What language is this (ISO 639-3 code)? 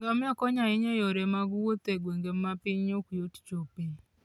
luo